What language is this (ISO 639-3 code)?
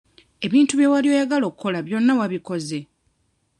lug